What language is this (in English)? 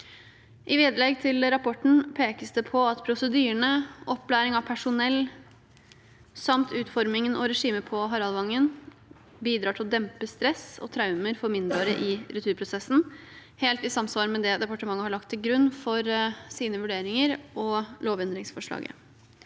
Norwegian